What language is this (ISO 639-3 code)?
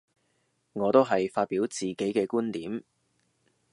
yue